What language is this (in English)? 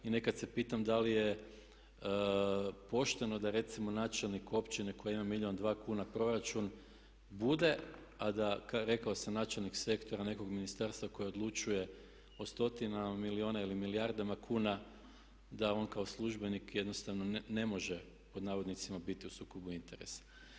Croatian